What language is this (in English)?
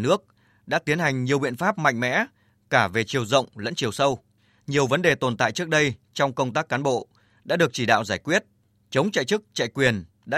Vietnamese